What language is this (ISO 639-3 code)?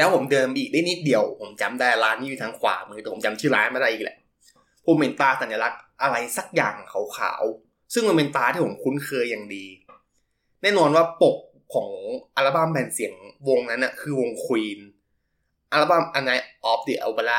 tha